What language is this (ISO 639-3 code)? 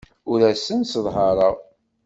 kab